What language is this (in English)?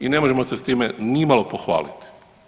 Croatian